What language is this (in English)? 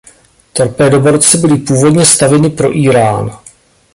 Czech